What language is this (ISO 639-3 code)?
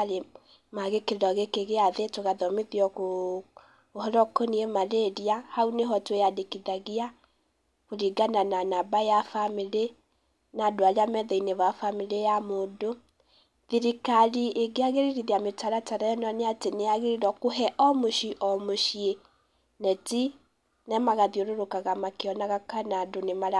kik